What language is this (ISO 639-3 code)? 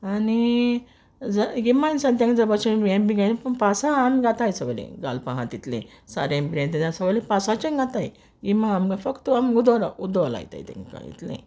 kok